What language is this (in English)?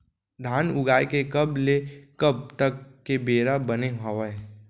Chhattisgarhi